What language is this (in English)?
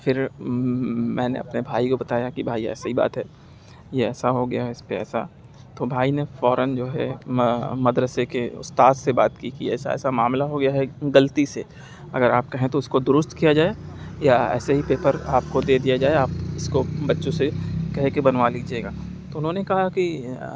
Urdu